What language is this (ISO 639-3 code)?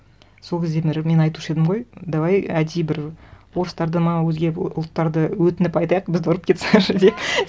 kaz